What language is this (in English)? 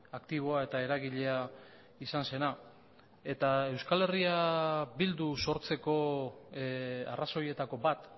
Basque